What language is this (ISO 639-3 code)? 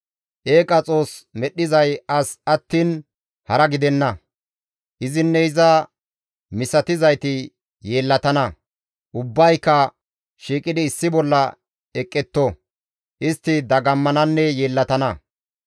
gmv